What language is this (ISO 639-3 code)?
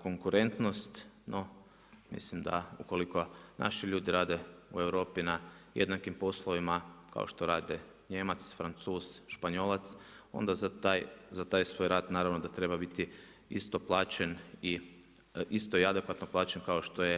hrv